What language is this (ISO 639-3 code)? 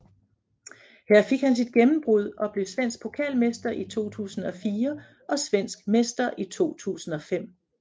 dan